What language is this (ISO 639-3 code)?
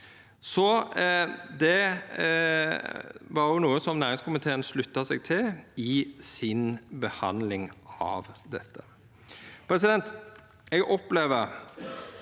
nor